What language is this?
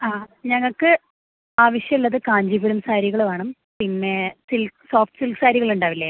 Malayalam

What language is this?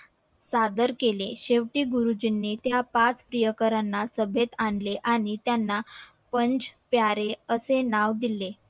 Marathi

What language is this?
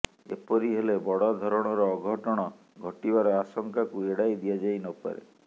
Odia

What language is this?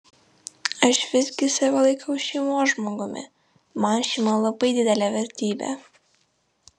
Lithuanian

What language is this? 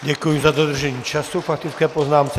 Czech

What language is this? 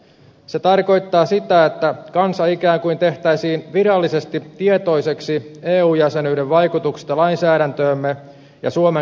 Finnish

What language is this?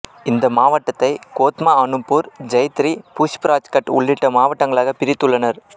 Tamil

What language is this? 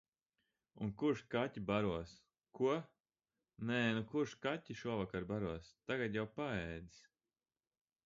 Latvian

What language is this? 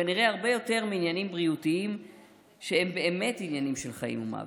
Hebrew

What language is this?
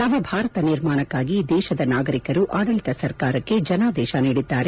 Kannada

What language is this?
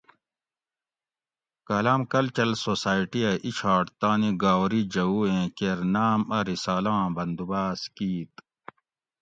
Gawri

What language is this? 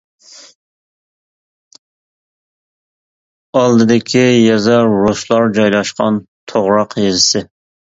Uyghur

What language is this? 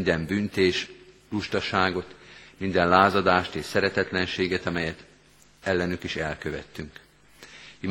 Hungarian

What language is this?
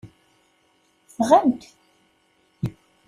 Kabyle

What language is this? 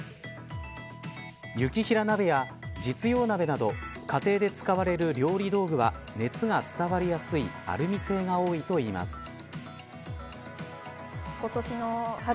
Japanese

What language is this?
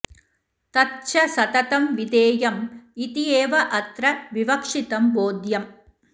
Sanskrit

